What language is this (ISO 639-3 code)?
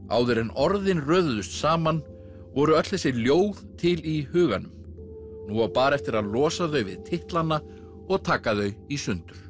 isl